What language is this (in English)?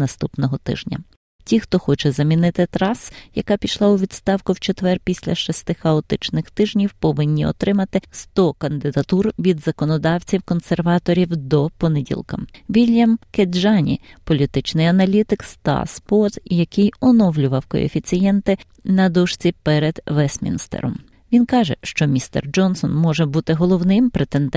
Ukrainian